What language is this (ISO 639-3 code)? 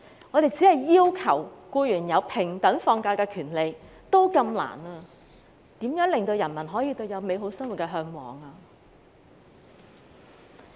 yue